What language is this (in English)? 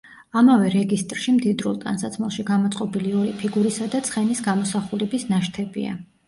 Georgian